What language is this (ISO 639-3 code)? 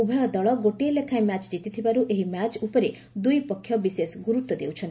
ori